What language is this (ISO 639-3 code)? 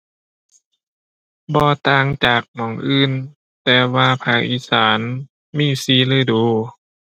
tha